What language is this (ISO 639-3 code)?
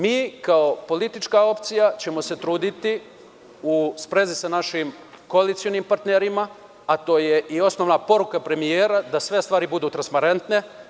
srp